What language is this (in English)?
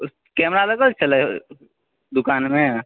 Maithili